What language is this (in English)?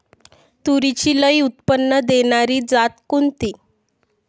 Marathi